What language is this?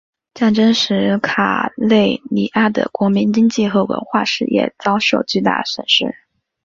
Chinese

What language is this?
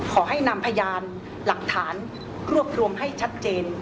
Thai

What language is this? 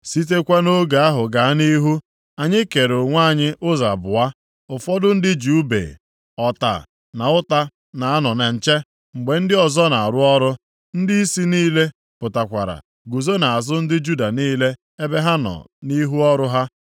Igbo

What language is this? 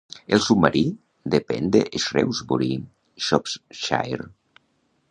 Catalan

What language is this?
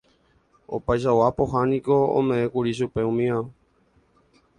Guarani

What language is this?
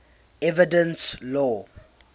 English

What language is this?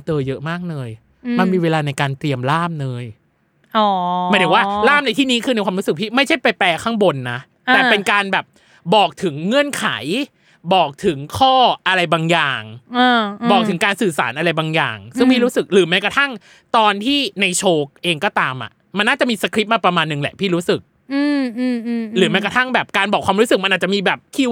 Thai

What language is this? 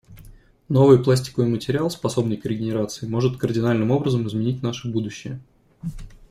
Russian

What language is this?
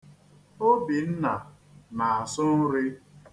Igbo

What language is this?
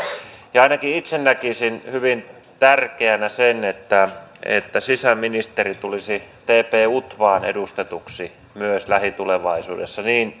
Finnish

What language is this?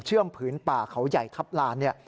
Thai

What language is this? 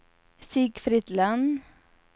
Swedish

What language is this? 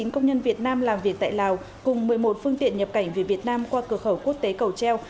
Vietnamese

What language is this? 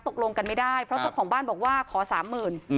Thai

